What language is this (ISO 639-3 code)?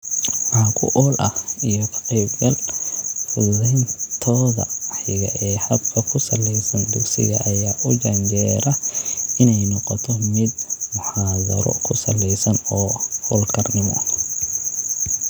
som